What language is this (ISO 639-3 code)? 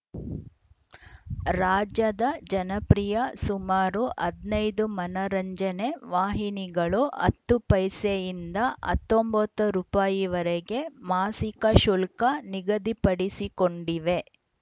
kan